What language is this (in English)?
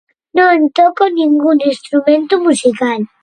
Galician